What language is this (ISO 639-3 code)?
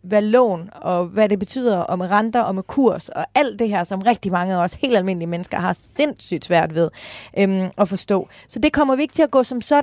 dan